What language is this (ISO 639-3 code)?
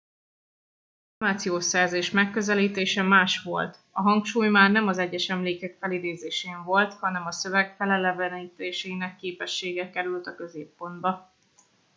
hun